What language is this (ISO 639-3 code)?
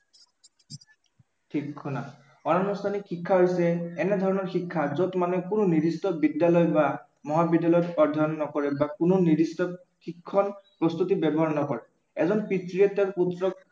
asm